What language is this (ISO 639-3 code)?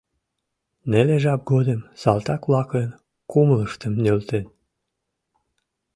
chm